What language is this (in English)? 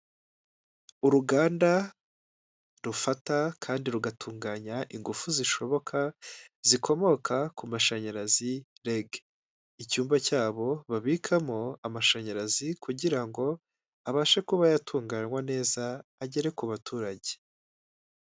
Kinyarwanda